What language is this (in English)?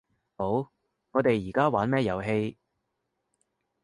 Cantonese